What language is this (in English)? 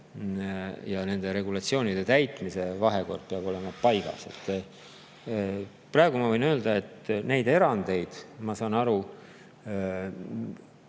Estonian